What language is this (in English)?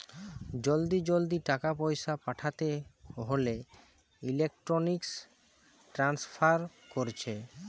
Bangla